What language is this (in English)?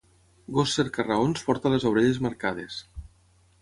Catalan